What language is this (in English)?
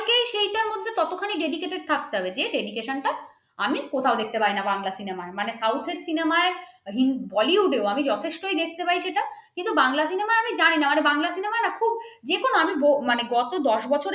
Bangla